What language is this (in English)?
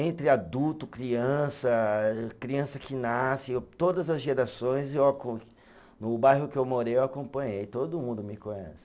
Portuguese